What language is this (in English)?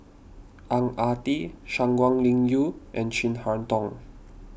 English